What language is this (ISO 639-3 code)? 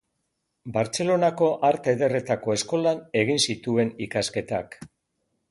eus